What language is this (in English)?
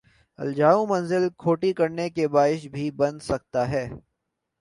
Urdu